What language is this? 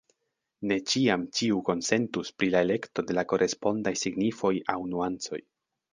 Esperanto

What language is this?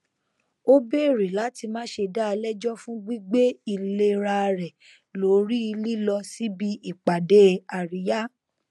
Yoruba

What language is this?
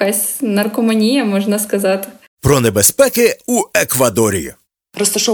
Ukrainian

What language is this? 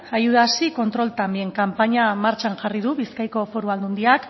Basque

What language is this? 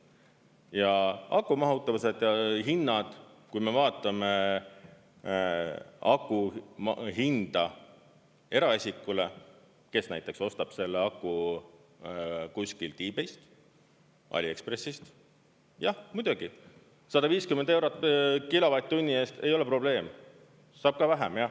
Estonian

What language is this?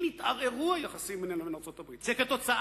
Hebrew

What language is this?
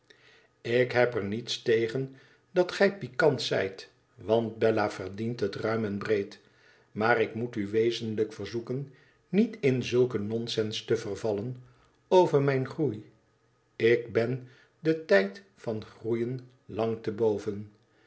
Dutch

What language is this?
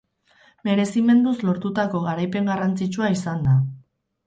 Basque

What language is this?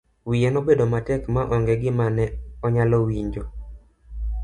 Luo (Kenya and Tanzania)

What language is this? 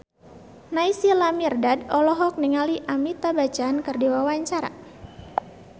Sundanese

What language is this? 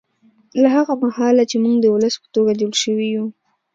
Pashto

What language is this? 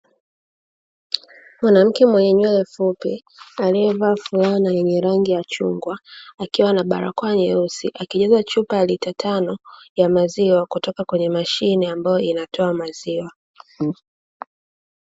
Swahili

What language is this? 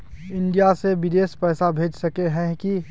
Magahi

